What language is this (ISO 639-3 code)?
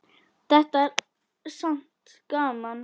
isl